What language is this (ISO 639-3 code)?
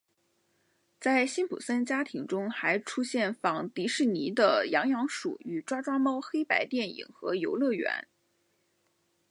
zho